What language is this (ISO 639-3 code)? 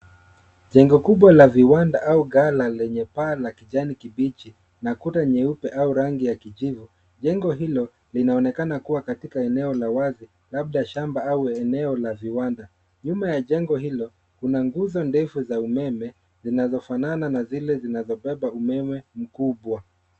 swa